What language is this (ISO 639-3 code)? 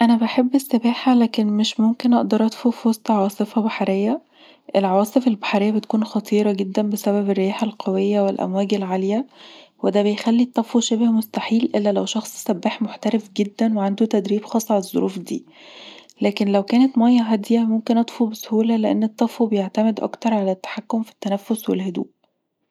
arz